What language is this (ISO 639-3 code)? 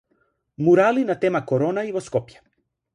mkd